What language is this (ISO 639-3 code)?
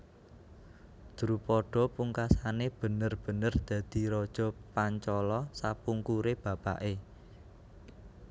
jav